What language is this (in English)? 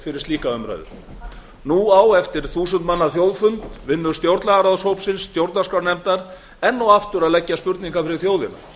Icelandic